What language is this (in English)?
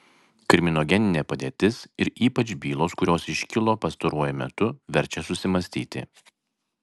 Lithuanian